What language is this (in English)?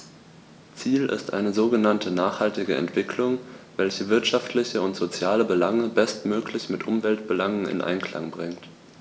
German